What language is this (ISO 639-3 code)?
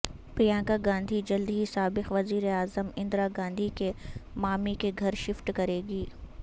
urd